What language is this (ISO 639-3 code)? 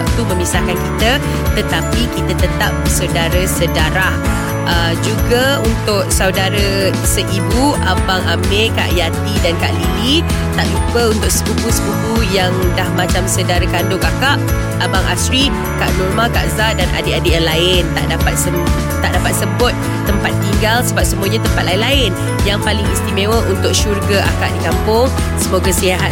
msa